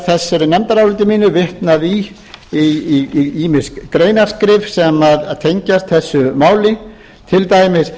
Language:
Icelandic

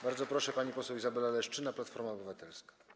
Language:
Polish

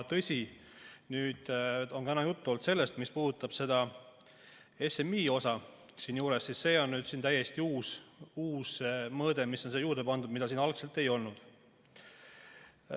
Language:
Estonian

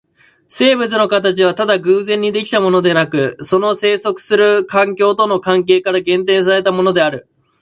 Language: Japanese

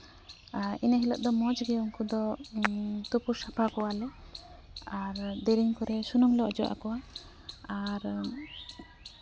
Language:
Santali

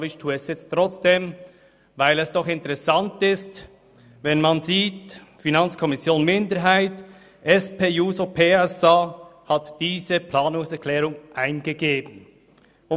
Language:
Swiss German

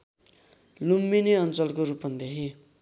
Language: Nepali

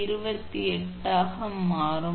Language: Tamil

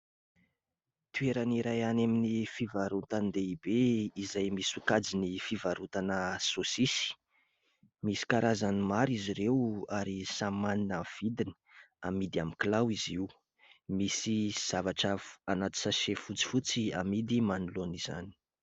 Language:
Malagasy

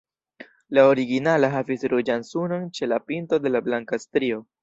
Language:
Esperanto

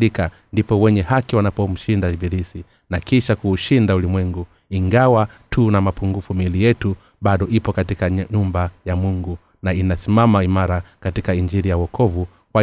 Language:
Swahili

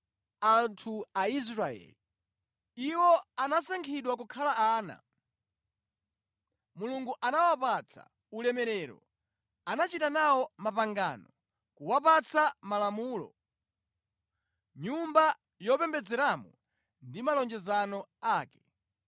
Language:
Nyanja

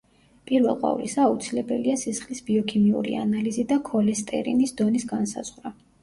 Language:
Georgian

